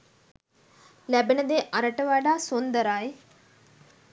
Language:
Sinhala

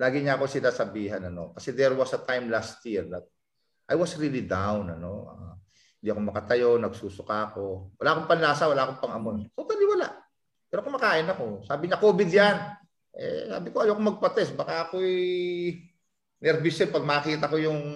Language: Filipino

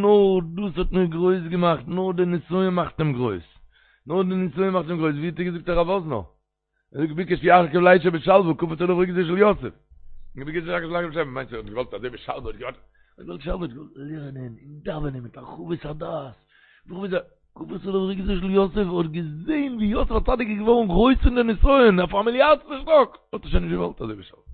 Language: Hebrew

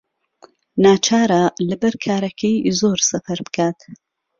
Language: Central Kurdish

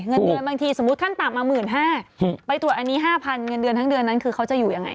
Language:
Thai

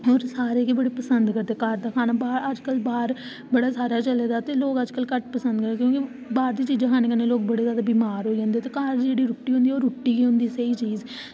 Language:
Dogri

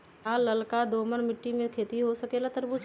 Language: Magahi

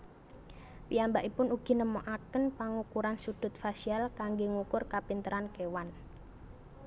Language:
Javanese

